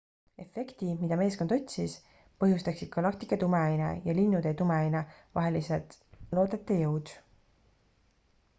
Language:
Estonian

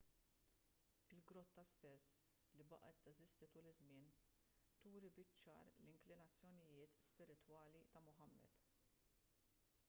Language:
Maltese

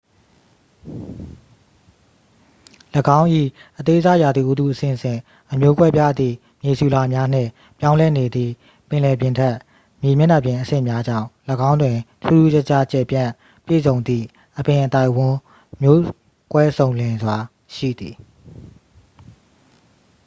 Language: Burmese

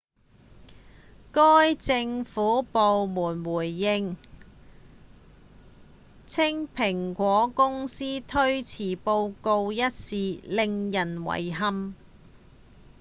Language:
Cantonese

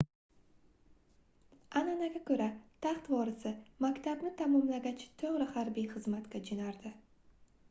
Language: Uzbek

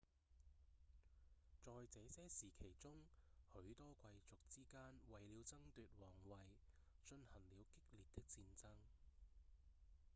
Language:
Cantonese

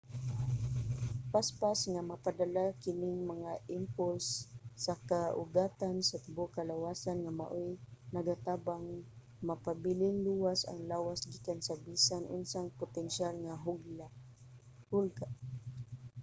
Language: Cebuano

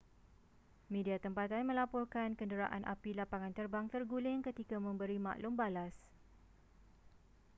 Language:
Malay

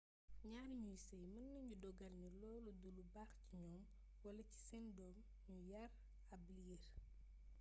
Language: Wolof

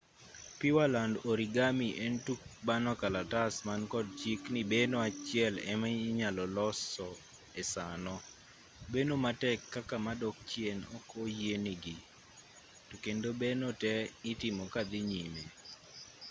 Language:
Luo (Kenya and Tanzania)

